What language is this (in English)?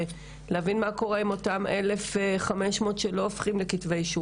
Hebrew